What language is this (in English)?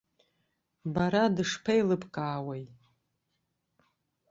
Abkhazian